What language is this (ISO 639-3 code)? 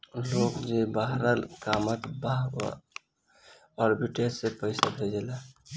bho